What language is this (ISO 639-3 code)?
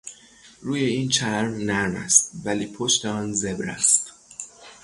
fas